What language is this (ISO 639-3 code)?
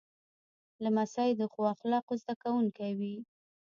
pus